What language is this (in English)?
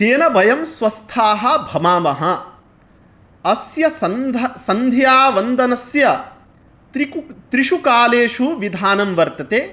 Sanskrit